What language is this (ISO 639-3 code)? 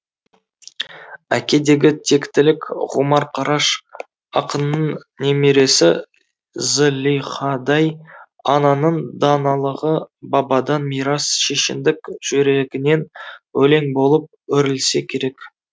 kaz